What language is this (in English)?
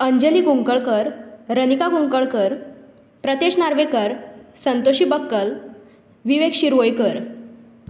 Konkani